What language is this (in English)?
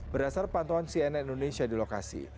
Indonesian